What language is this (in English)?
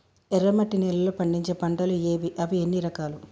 Telugu